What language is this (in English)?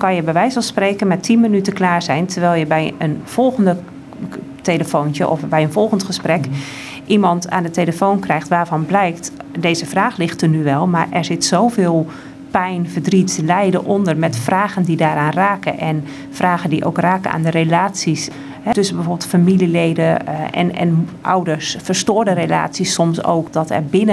Dutch